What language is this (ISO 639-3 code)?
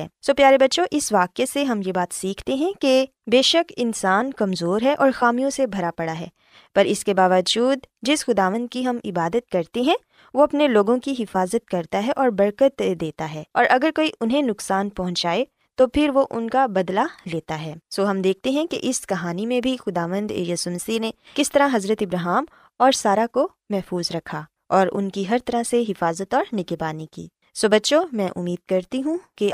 urd